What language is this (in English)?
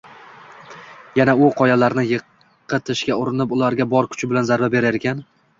Uzbek